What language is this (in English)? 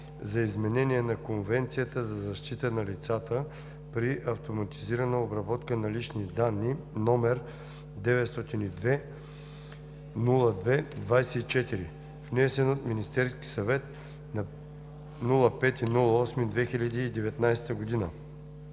Bulgarian